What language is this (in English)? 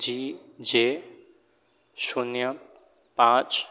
Gujarati